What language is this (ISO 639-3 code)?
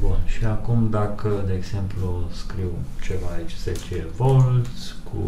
ron